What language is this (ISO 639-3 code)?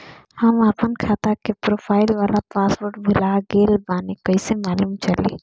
bho